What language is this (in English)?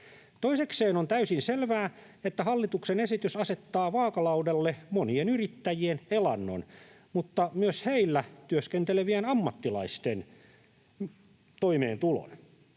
Finnish